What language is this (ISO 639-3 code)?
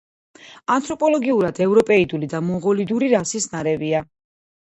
kat